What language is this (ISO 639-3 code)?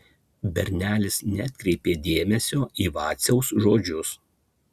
lit